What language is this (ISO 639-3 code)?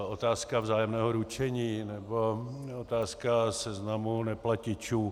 ces